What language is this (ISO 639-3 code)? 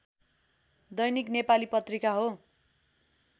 nep